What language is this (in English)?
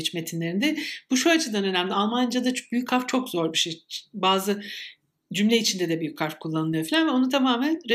Turkish